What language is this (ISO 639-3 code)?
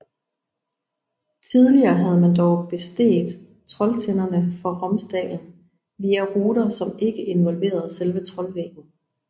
dan